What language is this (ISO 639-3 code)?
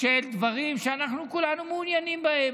heb